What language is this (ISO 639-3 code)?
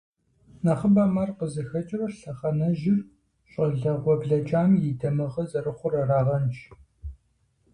kbd